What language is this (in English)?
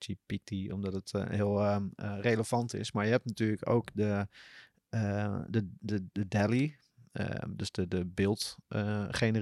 Dutch